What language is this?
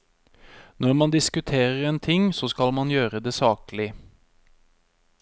Norwegian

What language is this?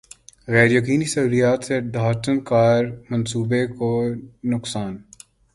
Urdu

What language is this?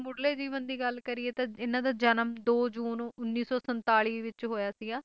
Punjabi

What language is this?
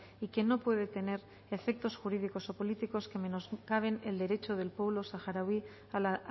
Spanish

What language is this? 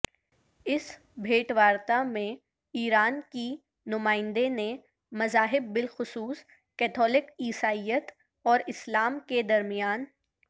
Urdu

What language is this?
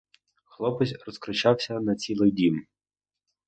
Ukrainian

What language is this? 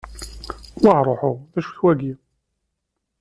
Kabyle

